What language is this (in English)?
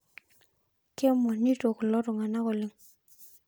Masai